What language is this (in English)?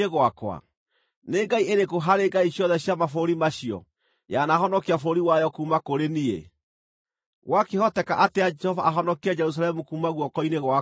Kikuyu